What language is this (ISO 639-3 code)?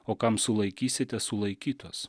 lit